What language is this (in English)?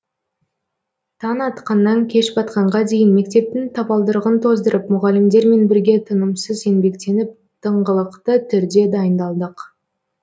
Kazakh